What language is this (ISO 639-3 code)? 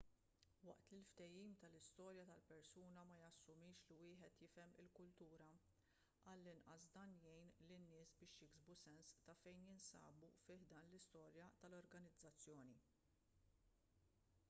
mlt